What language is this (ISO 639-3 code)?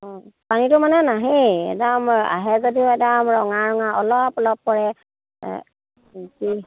asm